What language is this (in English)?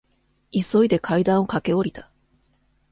Japanese